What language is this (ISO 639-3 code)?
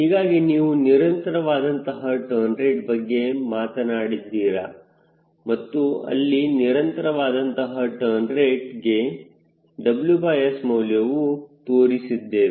kan